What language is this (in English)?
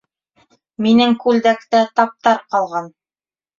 Bashkir